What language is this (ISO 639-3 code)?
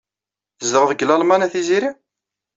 kab